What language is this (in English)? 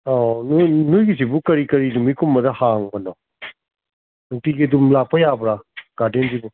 Manipuri